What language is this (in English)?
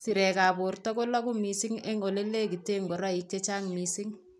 Kalenjin